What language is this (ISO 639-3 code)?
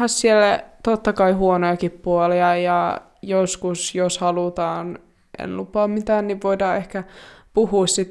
fin